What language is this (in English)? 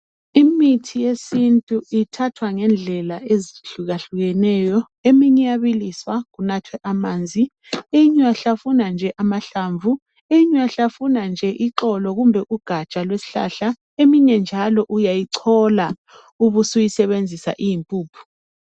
North Ndebele